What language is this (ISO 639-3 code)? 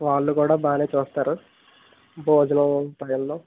tel